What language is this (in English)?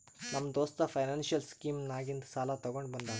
Kannada